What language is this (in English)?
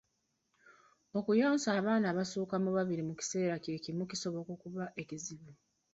Ganda